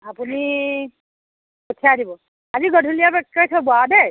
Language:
Assamese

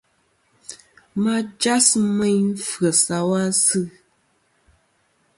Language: Kom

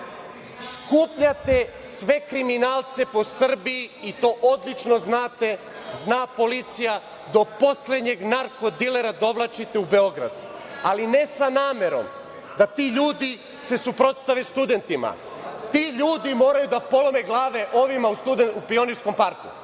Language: Serbian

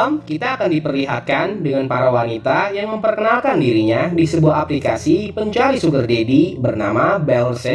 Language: Indonesian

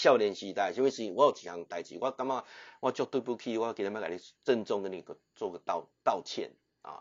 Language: Chinese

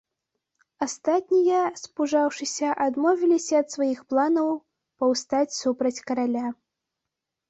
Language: Belarusian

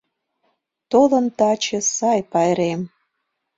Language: Mari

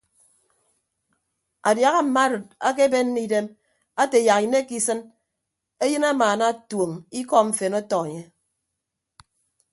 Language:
Ibibio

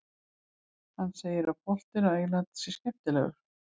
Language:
Icelandic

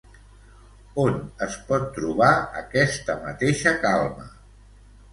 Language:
Catalan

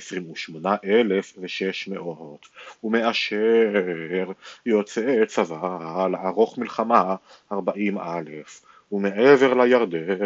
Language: Hebrew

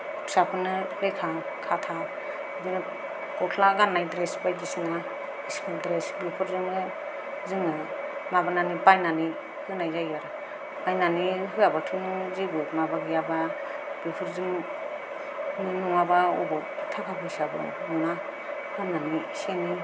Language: Bodo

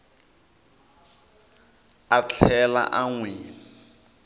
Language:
Tsonga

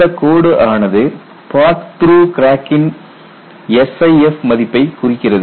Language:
Tamil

